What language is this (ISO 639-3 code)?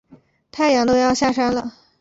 zho